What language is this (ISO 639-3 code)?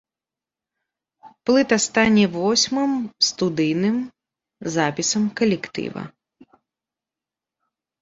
bel